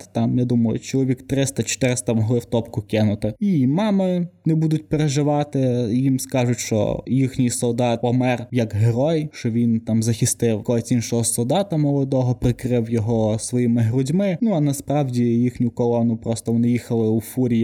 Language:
Ukrainian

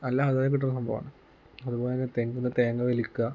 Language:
Malayalam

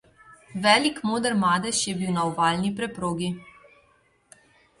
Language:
Slovenian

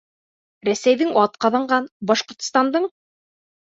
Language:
Bashkir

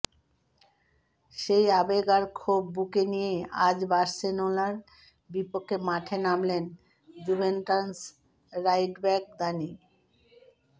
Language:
Bangla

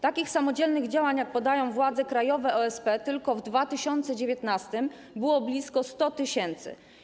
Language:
Polish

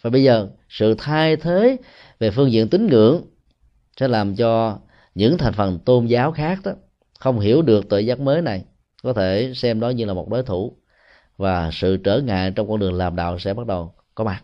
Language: Vietnamese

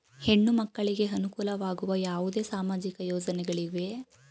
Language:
Kannada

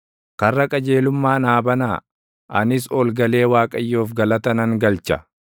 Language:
Oromo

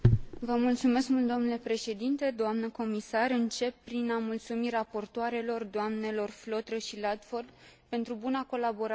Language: Romanian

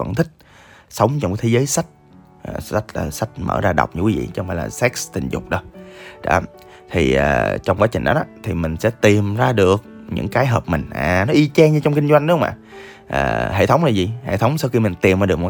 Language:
Vietnamese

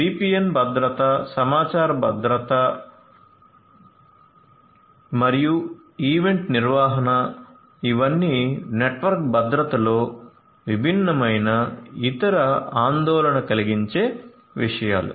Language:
Telugu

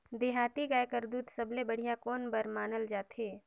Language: Chhattisgarhi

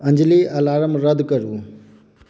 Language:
Maithili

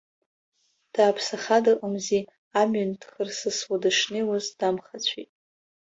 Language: Abkhazian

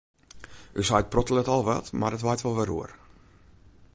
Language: Western Frisian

